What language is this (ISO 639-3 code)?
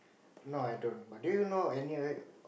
eng